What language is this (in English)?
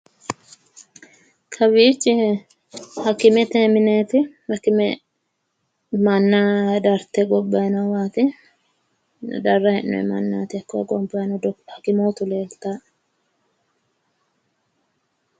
Sidamo